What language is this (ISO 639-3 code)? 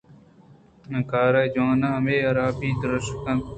bgp